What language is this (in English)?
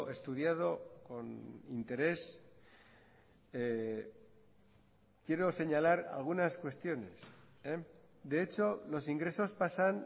Spanish